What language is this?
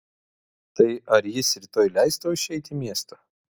Lithuanian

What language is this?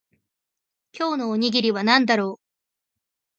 Japanese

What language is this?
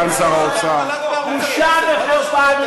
Hebrew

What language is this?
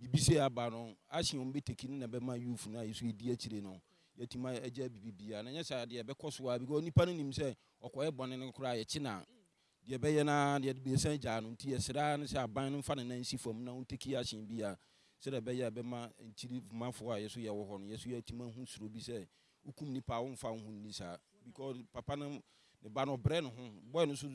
English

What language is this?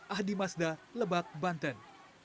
Indonesian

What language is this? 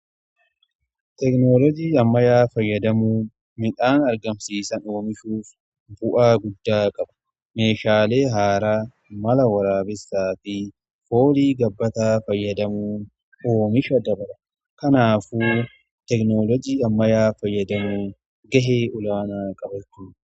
Oromo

